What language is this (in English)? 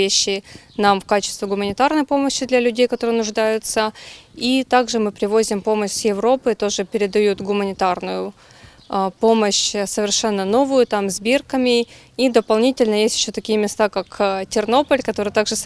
Ukrainian